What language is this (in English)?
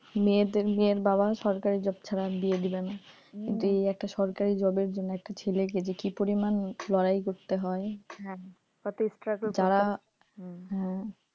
Bangla